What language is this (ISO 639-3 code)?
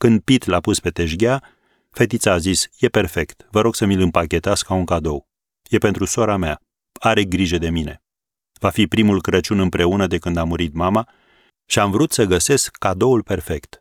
ron